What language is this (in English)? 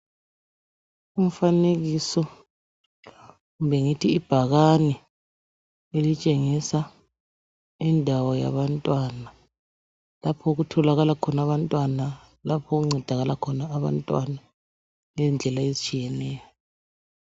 North Ndebele